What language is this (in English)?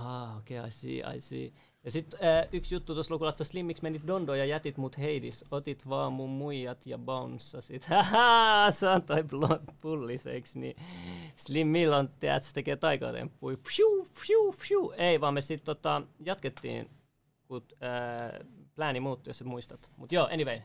Finnish